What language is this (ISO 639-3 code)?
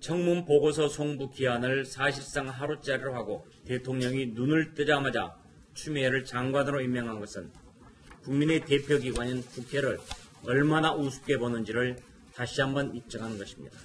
kor